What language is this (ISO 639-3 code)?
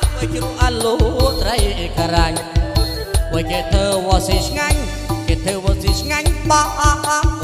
tha